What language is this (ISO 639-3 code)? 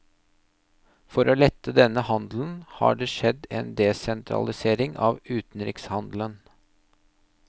nor